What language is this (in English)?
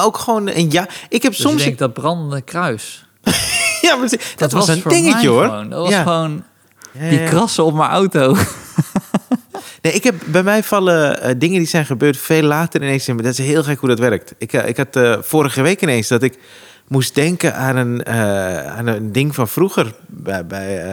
Dutch